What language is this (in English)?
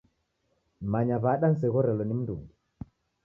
Taita